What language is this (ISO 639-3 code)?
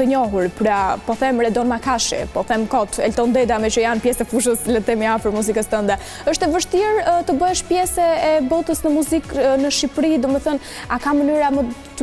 ron